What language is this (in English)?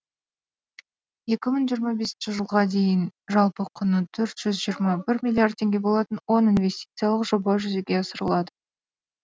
Kazakh